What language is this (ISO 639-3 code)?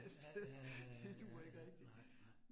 dan